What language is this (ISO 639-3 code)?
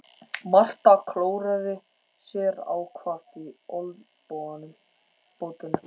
isl